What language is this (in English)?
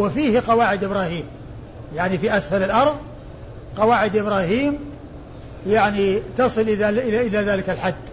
Arabic